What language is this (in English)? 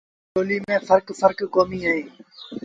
Sindhi Bhil